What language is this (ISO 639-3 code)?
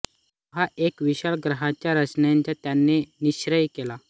mar